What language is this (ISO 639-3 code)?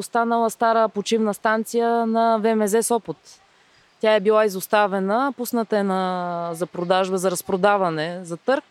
bul